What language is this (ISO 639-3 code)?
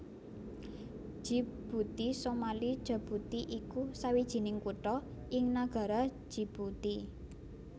jav